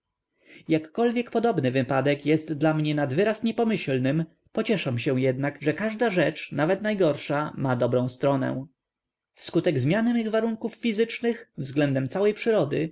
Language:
Polish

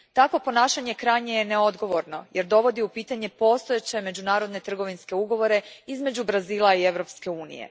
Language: Croatian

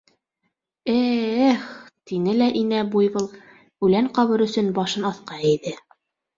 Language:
Bashkir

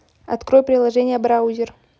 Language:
Russian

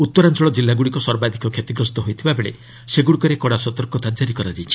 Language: Odia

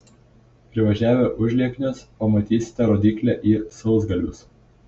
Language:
Lithuanian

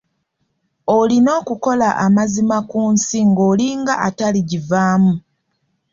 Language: Ganda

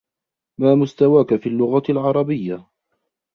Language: Arabic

